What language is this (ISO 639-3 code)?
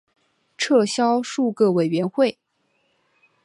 zho